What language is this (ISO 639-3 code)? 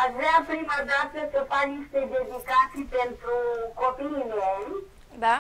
ron